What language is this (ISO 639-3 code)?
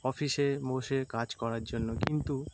ben